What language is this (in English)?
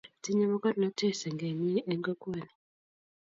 Kalenjin